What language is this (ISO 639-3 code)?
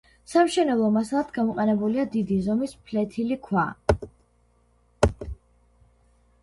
kat